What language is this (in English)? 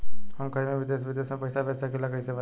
Bhojpuri